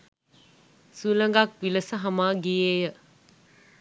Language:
Sinhala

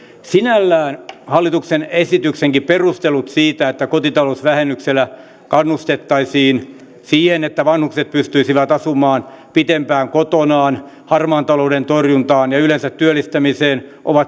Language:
Finnish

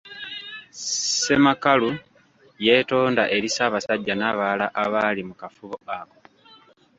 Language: Ganda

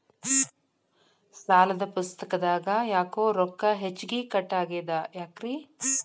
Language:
Kannada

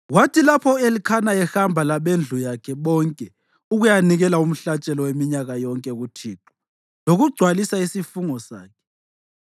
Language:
North Ndebele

